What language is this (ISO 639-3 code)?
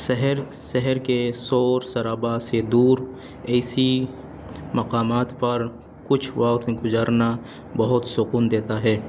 urd